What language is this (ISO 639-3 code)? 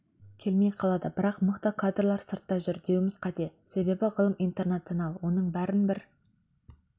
kaz